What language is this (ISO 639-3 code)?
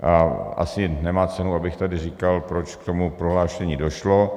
ces